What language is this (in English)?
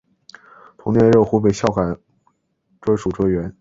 Chinese